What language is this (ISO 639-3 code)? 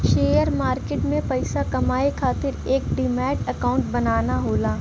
bho